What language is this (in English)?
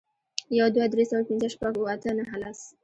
Pashto